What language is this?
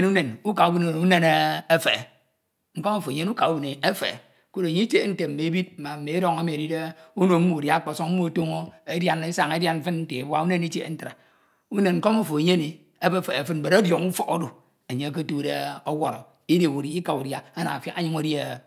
Ito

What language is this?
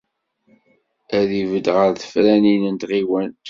Kabyle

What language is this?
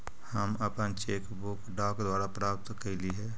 Magahi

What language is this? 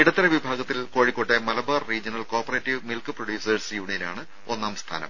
Malayalam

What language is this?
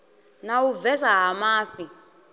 Venda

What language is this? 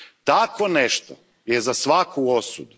Croatian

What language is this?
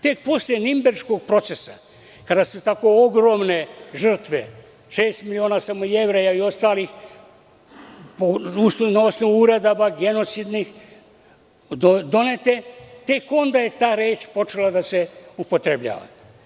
Serbian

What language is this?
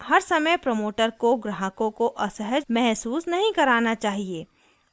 Hindi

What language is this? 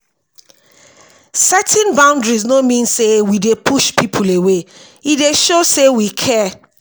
Nigerian Pidgin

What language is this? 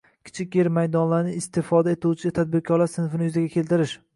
Uzbek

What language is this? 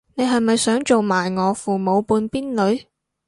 Cantonese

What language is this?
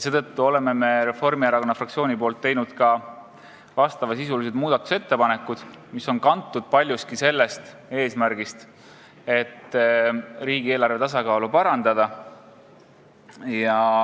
Estonian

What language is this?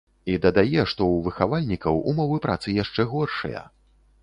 Belarusian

